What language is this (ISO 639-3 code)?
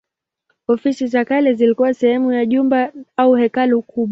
swa